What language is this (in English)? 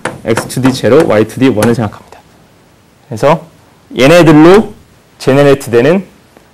Korean